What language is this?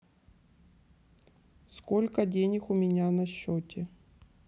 Russian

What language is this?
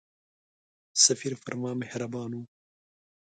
Pashto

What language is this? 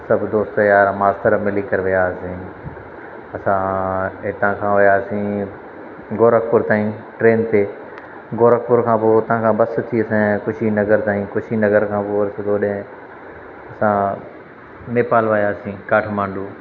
Sindhi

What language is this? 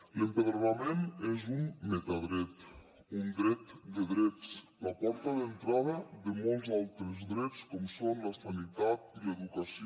Catalan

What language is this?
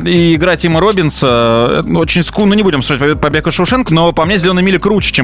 Russian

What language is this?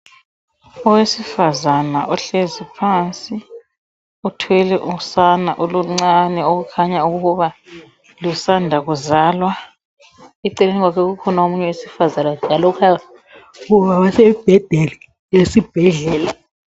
North Ndebele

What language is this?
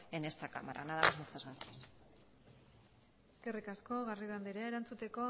Basque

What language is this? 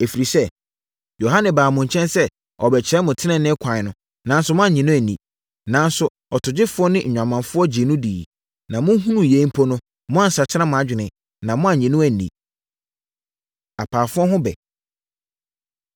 Akan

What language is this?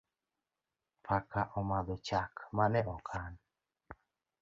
Luo (Kenya and Tanzania)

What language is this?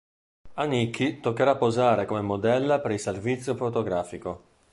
Italian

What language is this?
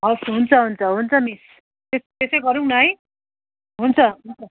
Nepali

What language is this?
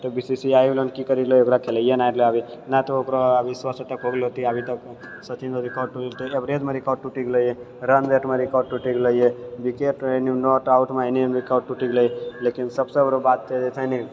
Maithili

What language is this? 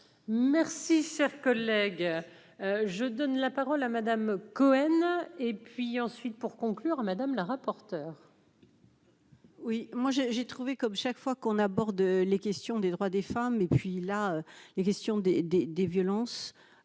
French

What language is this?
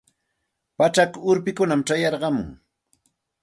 Santa Ana de Tusi Pasco Quechua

